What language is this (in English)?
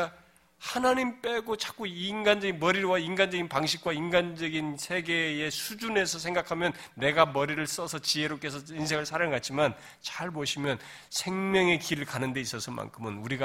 Korean